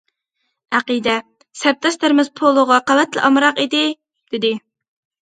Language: Uyghur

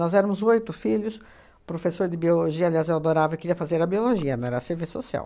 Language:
Portuguese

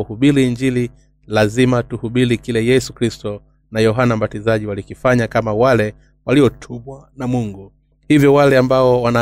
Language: Swahili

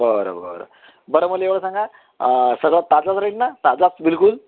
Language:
Marathi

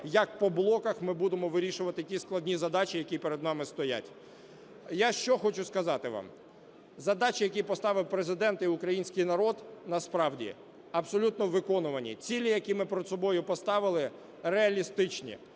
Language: Ukrainian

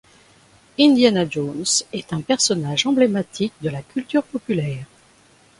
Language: French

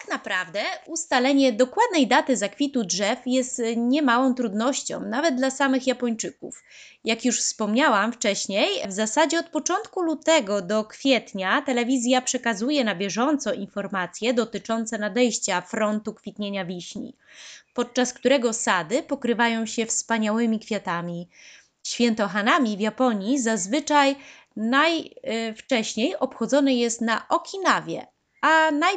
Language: Polish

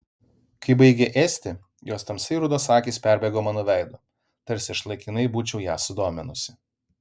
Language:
Lithuanian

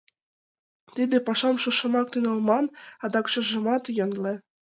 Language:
Mari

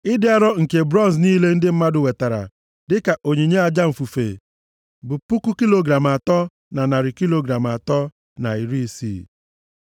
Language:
Igbo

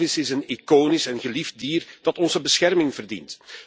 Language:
Dutch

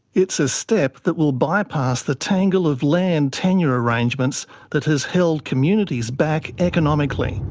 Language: English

